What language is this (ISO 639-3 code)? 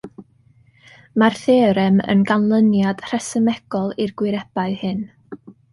cym